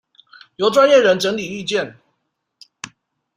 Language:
Chinese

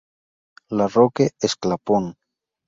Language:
Spanish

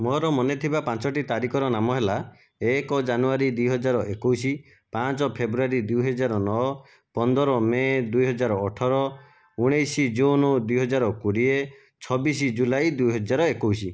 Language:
Odia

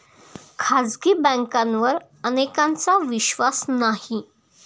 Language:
Marathi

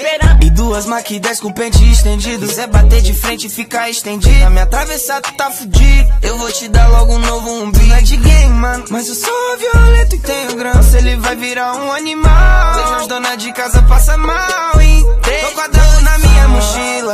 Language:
Romanian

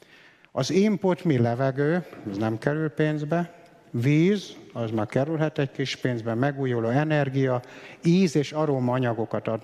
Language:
Hungarian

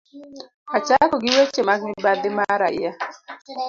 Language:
Luo (Kenya and Tanzania)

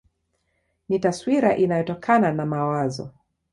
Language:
Swahili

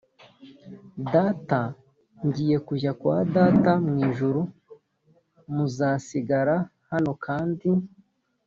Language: Kinyarwanda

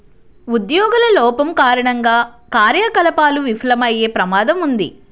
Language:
Telugu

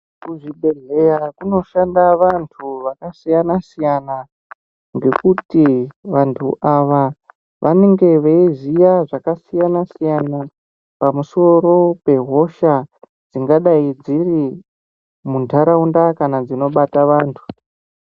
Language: Ndau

